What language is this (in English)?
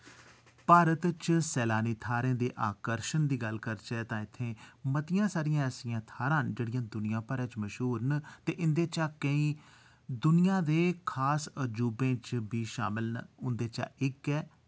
Dogri